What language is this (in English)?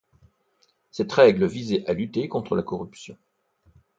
French